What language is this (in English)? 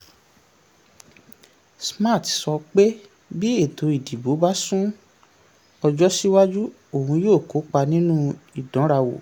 Yoruba